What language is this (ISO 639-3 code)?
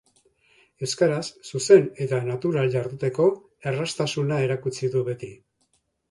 eus